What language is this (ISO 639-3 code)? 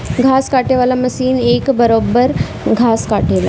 bho